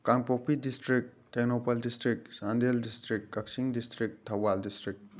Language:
Manipuri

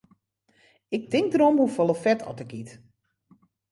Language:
Western Frisian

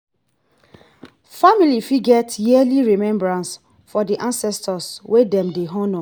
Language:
Nigerian Pidgin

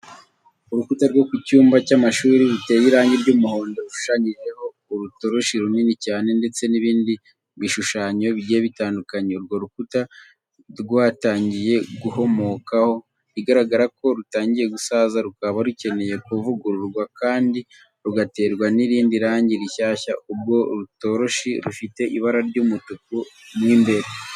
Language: Kinyarwanda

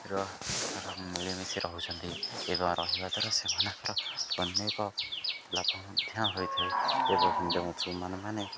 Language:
Odia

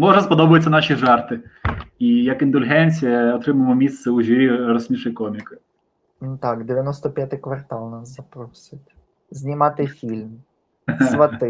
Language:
Ukrainian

